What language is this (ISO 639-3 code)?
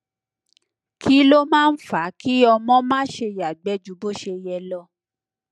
yor